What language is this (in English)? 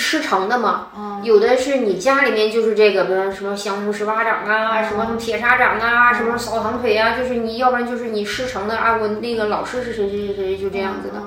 Chinese